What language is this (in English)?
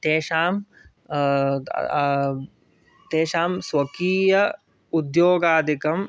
Sanskrit